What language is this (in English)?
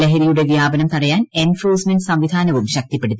Malayalam